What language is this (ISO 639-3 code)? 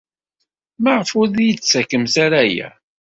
kab